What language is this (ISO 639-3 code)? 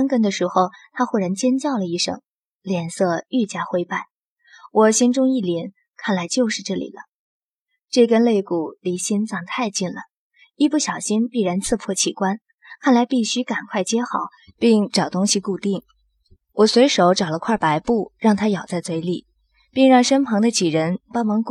zho